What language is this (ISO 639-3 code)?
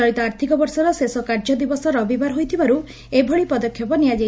ori